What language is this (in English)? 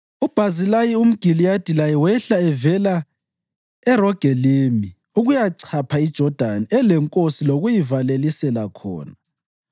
North Ndebele